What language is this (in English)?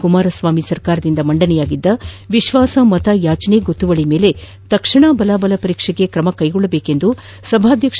Kannada